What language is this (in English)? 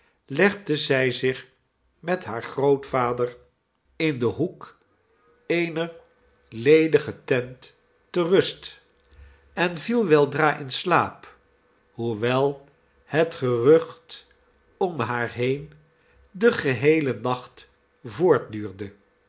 Dutch